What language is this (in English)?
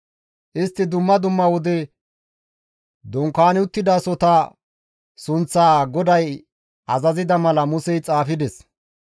Gamo